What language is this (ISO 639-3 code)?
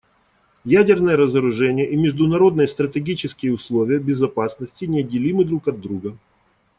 rus